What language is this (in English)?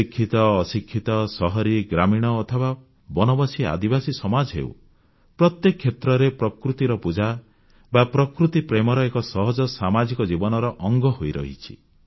Odia